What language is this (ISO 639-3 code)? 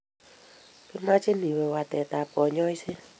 kln